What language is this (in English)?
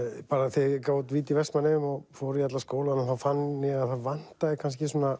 Icelandic